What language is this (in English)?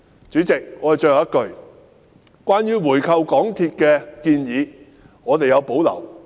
Cantonese